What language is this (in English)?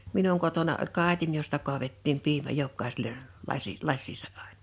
Finnish